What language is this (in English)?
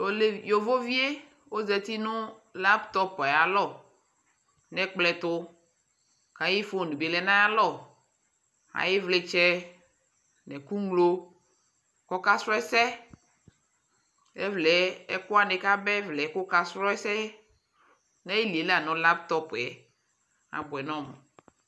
Ikposo